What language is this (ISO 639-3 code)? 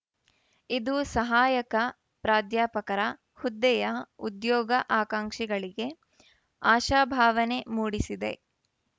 kan